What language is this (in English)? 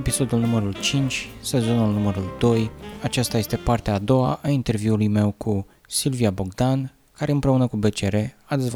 Romanian